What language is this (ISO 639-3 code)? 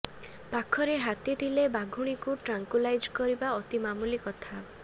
ori